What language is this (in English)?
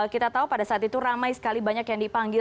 Indonesian